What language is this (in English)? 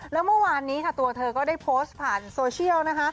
Thai